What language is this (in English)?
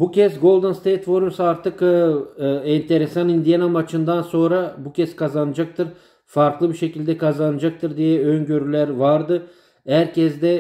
Turkish